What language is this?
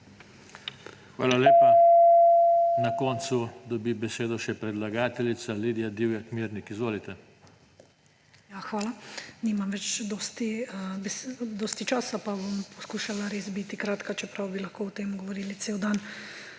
Slovenian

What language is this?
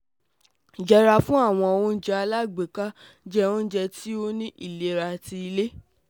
Yoruba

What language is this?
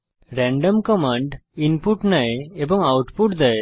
Bangla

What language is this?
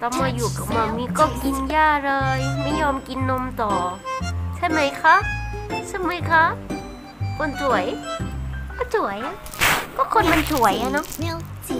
Thai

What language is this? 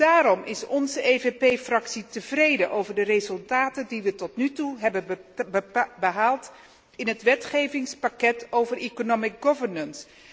Dutch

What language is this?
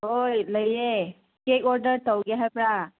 Manipuri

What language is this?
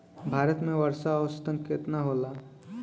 Bhojpuri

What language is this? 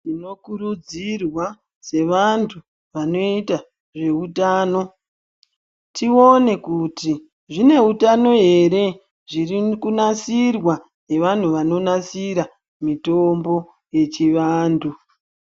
Ndau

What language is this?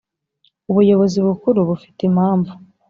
Kinyarwanda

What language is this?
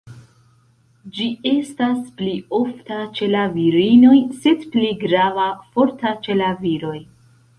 Esperanto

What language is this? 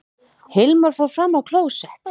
Icelandic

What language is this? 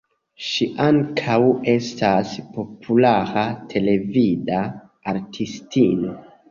Esperanto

